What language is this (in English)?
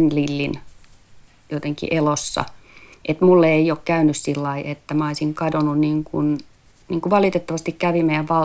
Finnish